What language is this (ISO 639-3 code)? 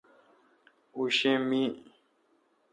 xka